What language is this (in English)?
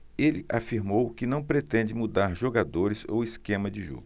Portuguese